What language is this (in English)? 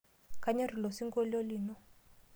Masai